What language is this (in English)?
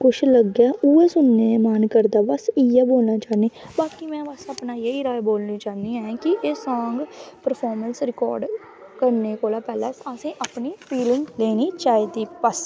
Dogri